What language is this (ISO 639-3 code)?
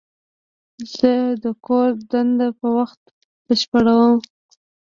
pus